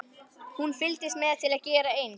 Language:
Icelandic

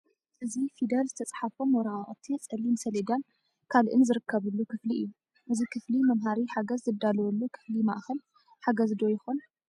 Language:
Tigrinya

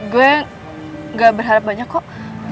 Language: Indonesian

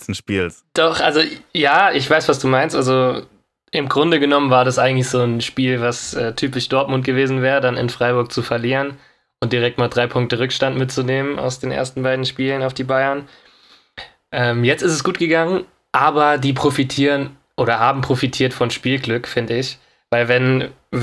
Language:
German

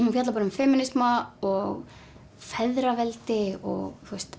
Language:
Icelandic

